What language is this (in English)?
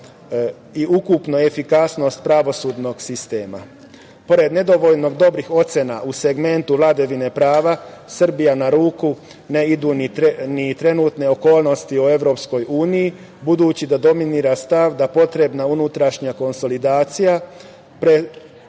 Serbian